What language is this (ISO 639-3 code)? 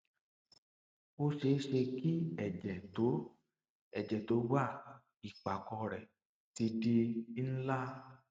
yor